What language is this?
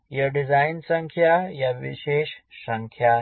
Hindi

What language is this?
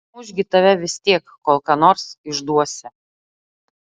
Lithuanian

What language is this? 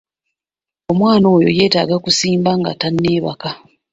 Ganda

